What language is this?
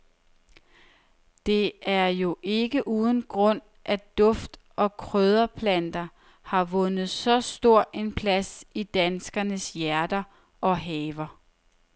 Danish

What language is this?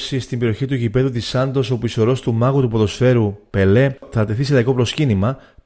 Greek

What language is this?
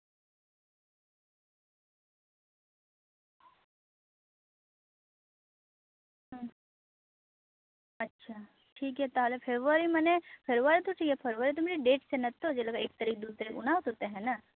Santali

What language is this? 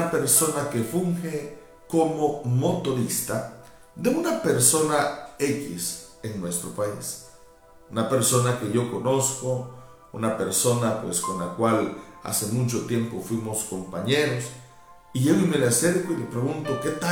Spanish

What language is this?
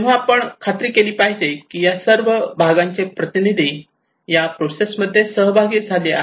Marathi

